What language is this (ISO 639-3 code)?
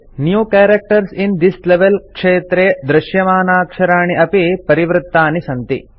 san